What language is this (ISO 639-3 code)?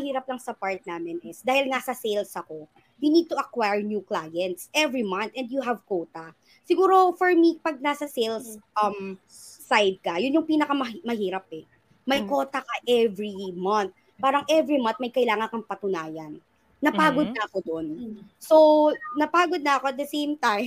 fil